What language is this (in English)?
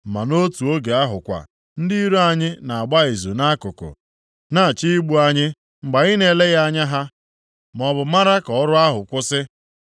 Igbo